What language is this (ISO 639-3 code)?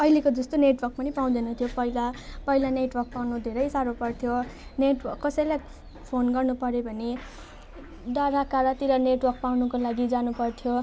nep